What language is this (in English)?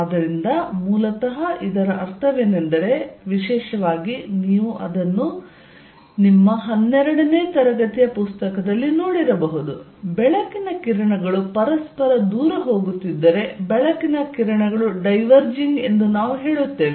Kannada